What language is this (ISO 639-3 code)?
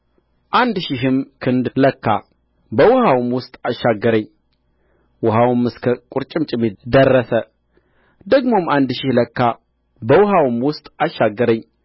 amh